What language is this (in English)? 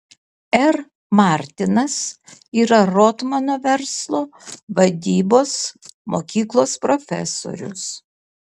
Lithuanian